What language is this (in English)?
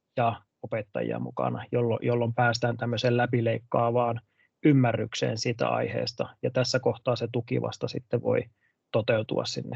Finnish